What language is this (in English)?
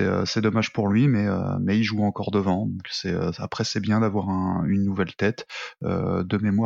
French